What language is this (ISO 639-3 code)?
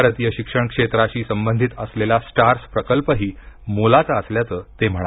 mar